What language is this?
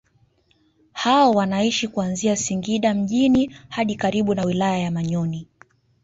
Swahili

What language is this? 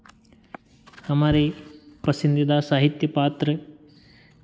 Hindi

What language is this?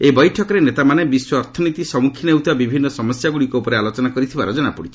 Odia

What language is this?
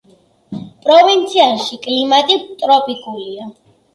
Georgian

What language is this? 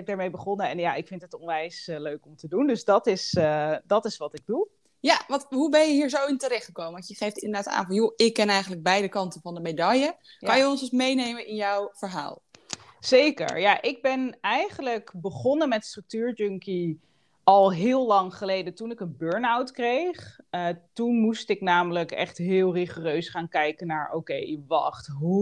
Dutch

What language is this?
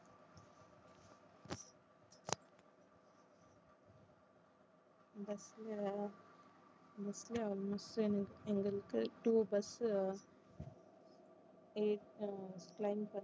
Tamil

